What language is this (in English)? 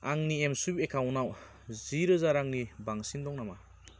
Bodo